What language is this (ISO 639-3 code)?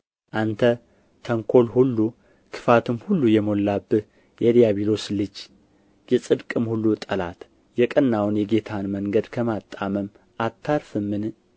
amh